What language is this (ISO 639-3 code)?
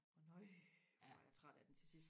dan